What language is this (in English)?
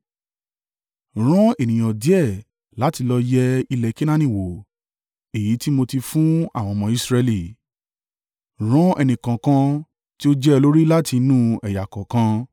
Yoruba